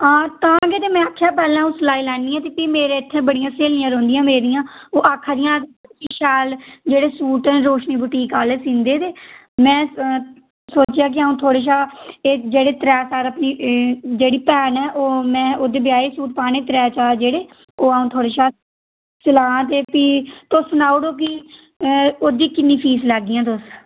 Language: Dogri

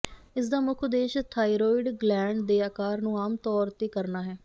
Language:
Punjabi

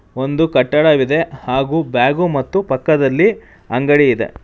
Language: Kannada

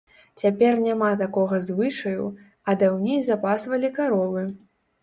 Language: Belarusian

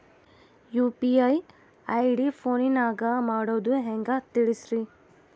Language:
Kannada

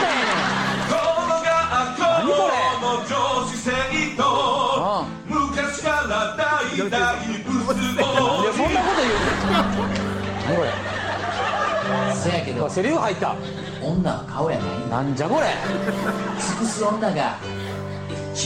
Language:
Korean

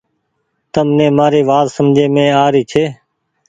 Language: Goaria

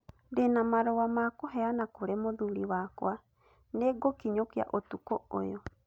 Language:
Kikuyu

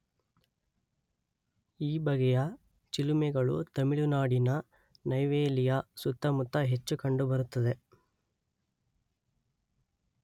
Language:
Kannada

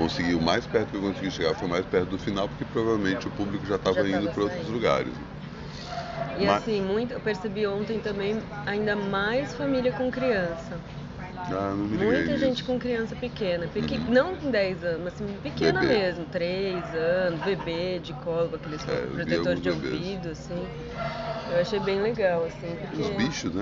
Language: Portuguese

